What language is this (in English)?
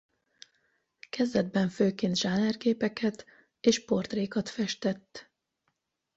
Hungarian